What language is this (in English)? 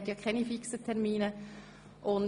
Swiss German